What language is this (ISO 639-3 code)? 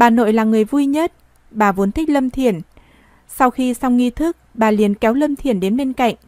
vie